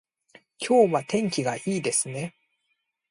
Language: Japanese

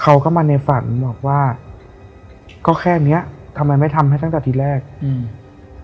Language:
Thai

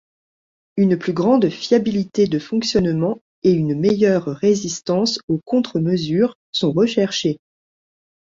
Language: French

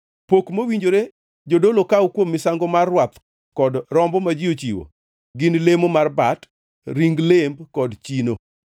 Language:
Luo (Kenya and Tanzania)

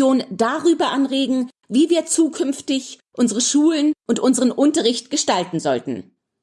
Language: German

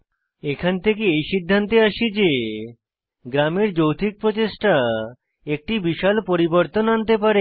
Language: Bangla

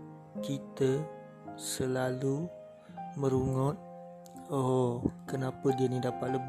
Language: Malay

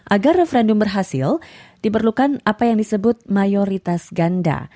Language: Indonesian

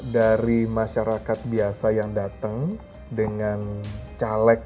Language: Indonesian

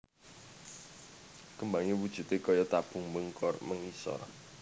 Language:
Javanese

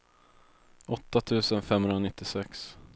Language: Swedish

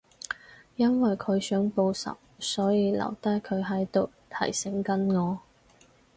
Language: Cantonese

